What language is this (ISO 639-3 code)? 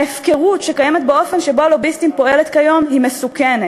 heb